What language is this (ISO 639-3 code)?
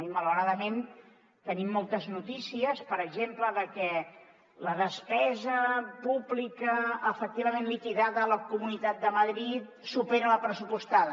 cat